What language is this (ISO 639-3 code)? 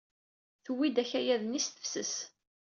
kab